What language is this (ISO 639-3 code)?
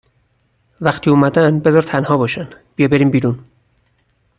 fas